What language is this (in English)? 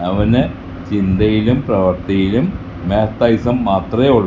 Malayalam